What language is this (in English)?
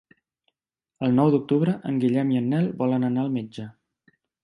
Catalan